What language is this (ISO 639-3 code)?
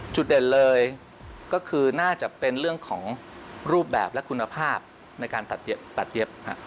tha